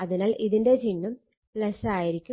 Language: Malayalam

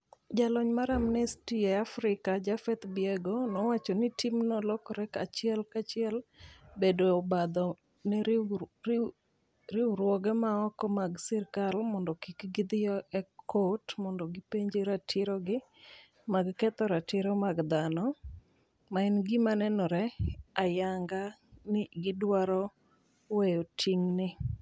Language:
Luo (Kenya and Tanzania)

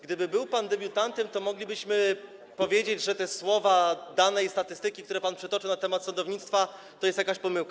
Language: Polish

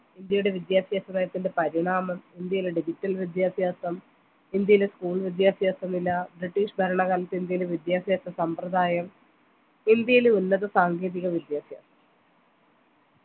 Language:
Malayalam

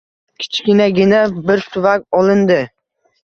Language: Uzbek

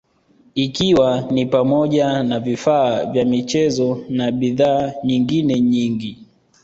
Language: Swahili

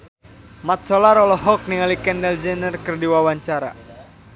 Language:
Sundanese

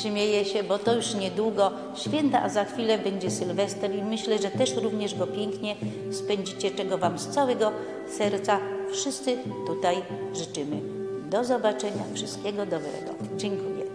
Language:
Polish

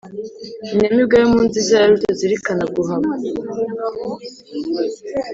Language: Kinyarwanda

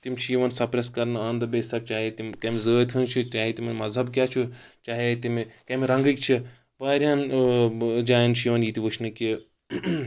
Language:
Kashmiri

